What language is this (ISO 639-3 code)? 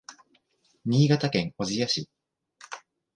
jpn